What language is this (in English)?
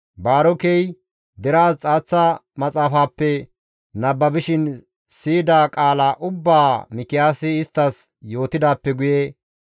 Gamo